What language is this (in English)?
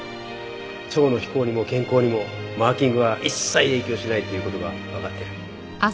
Japanese